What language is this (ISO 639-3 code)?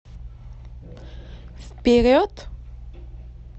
rus